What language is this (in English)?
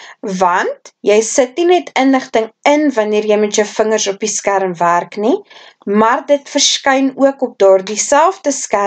Dutch